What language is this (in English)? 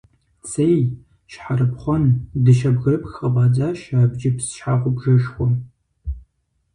Kabardian